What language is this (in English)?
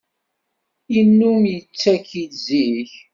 Kabyle